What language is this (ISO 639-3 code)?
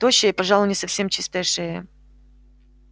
rus